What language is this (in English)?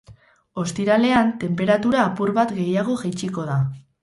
Basque